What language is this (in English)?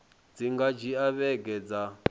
Venda